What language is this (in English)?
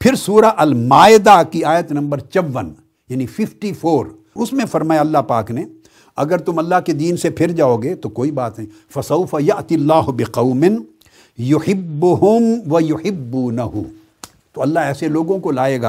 Urdu